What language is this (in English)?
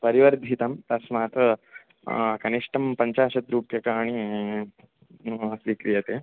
Sanskrit